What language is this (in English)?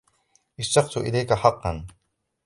Arabic